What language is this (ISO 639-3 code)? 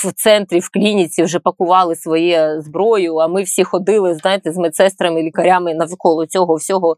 ukr